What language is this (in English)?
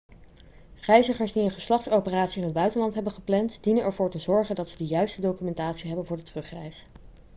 Dutch